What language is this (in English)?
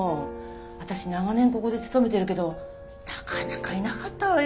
Japanese